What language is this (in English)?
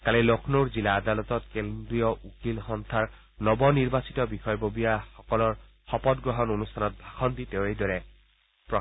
Assamese